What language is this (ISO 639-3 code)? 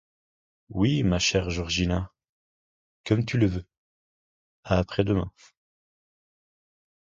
fra